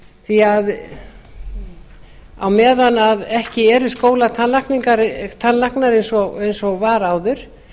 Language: Icelandic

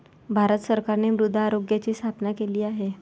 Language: Marathi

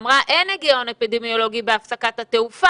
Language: Hebrew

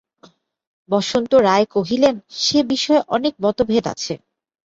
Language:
Bangla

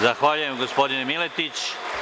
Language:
Serbian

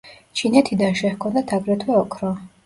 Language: Georgian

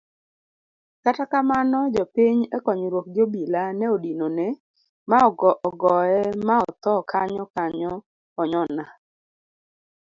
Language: Luo (Kenya and Tanzania)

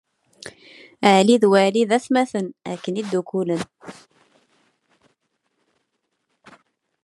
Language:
Kabyle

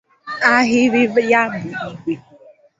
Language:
Igbo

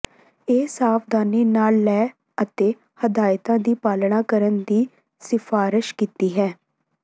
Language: Punjabi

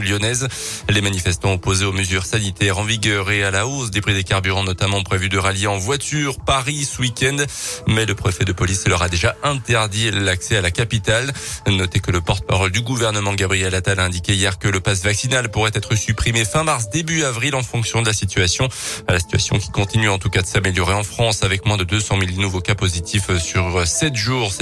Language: French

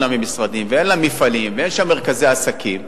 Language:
Hebrew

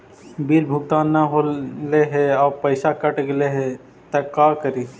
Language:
Magahi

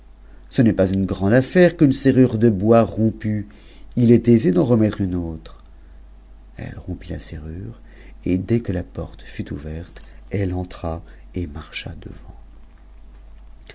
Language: French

